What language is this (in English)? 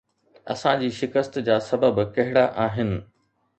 Sindhi